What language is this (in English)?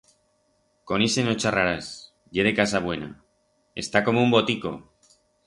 Aragonese